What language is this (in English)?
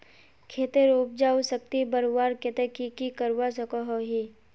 Magahi